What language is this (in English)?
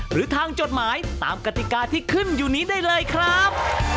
Thai